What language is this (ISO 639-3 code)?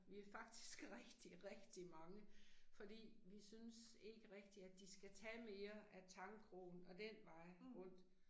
dan